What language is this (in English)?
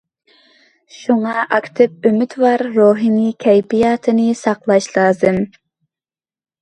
Uyghur